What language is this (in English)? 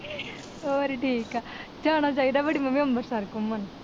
Punjabi